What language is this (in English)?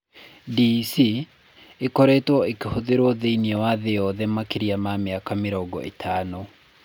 Kikuyu